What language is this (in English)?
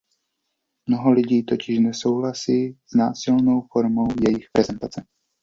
Czech